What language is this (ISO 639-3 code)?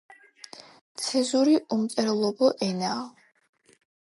kat